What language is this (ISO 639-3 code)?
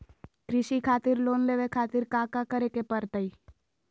mag